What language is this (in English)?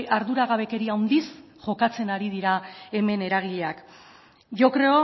Basque